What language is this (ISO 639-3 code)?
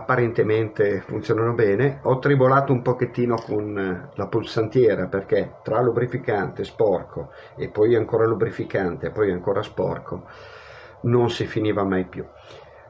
ita